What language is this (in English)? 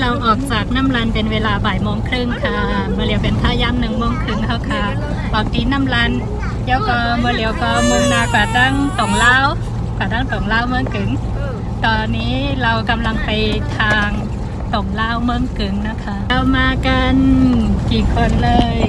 Thai